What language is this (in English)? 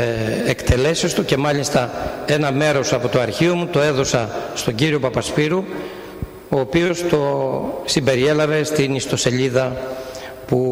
Greek